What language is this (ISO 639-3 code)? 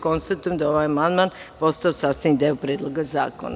srp